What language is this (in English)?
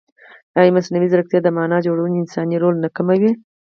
Pashto